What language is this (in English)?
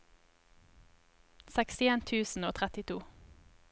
Norwegian